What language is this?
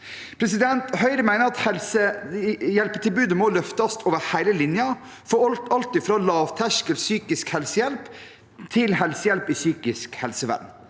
Norwegian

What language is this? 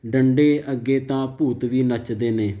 Punjabi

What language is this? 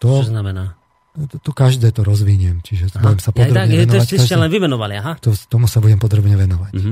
Slovak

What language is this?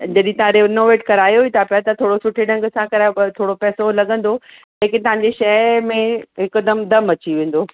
Sindhi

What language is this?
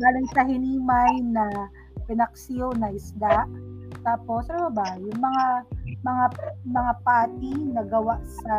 Filipino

